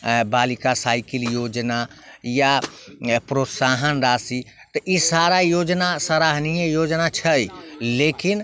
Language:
Maithili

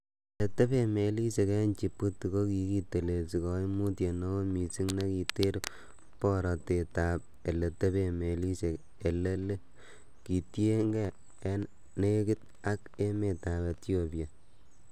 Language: Kalenjin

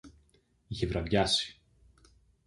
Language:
Greek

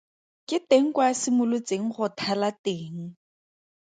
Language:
Tswana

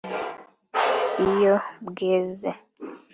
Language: Kinyarwanda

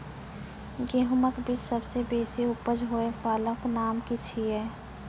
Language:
Maithili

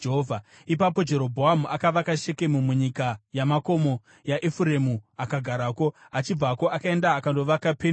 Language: Shona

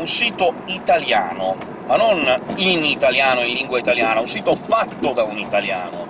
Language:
Italian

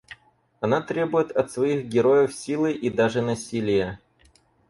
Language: Russian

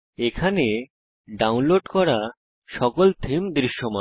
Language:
Bangla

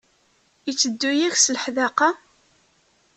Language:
Kabyle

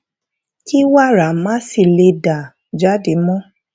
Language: Yoruba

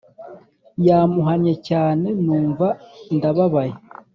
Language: Kinyarwanda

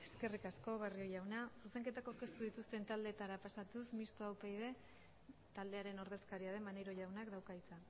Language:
Basque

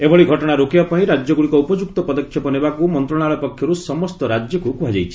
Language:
Odia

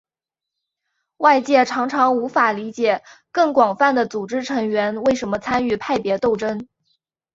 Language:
Chinese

